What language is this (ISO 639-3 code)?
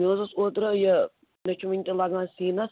kas